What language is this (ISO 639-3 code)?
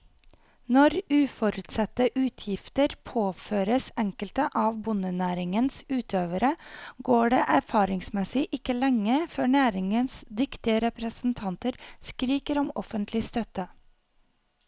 nor